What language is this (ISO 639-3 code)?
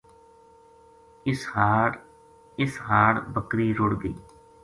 gju